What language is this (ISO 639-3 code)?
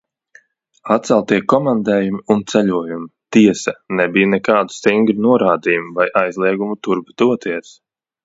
lav